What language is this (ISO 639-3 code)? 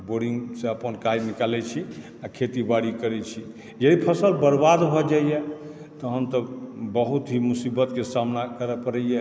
mai